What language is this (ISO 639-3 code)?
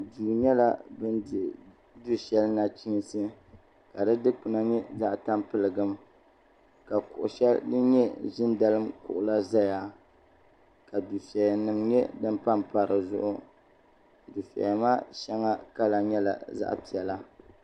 dag